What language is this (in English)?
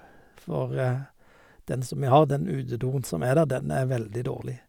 Norwegian